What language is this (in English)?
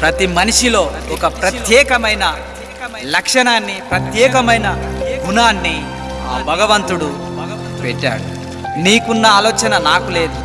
Telugu